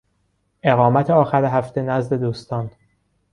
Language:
Persian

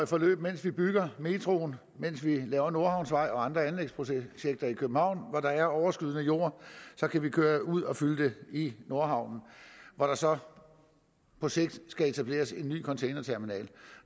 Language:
Danish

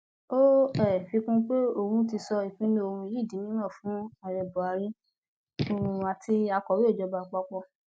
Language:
Yoruba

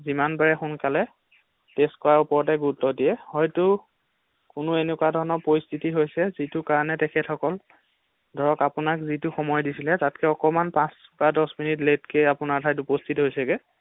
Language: Assamese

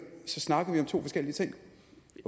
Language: Danish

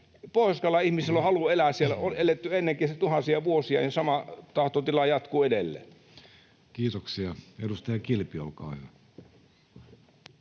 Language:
Finnish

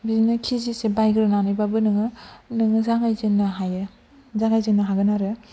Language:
Bodo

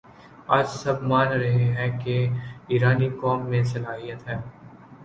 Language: Urdu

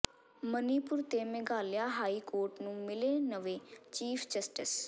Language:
Punjabi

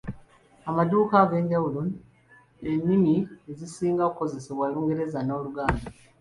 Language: Ganda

